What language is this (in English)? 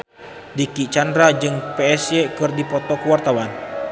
Sundanese